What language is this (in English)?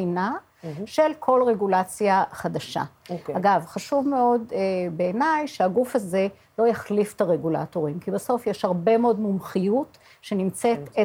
Hebrew